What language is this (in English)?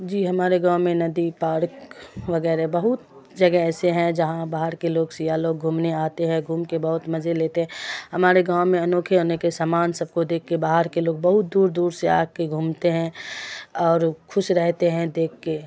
Urdu